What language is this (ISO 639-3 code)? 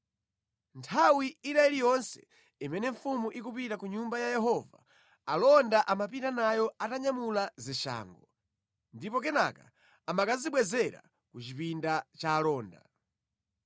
nya